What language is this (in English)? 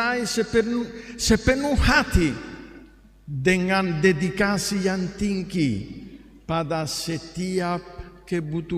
Italian